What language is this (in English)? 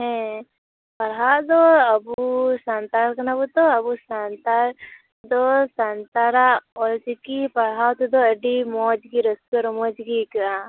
Santali